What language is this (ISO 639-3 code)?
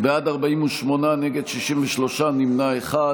heb